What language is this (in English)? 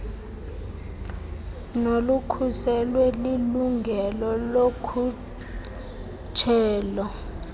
Xhosa